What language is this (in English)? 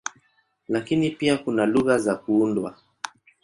Swahili